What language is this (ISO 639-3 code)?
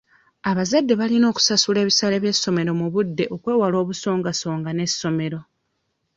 lug